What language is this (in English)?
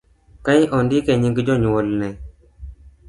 Luo (Kenya and Tanzania)